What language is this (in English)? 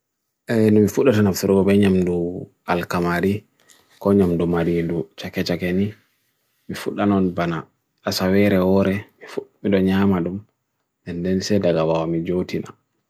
Bagirmi Fulfulde